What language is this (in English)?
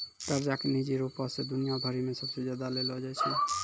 Maithili